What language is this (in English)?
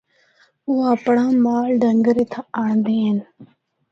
Northern Hindko